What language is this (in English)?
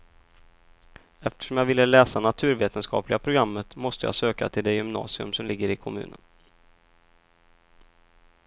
Swedish